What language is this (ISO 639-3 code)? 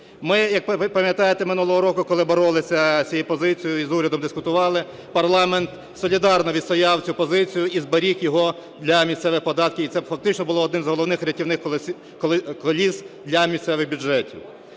ukr